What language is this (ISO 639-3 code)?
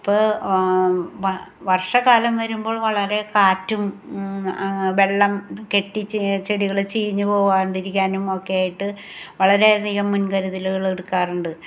mal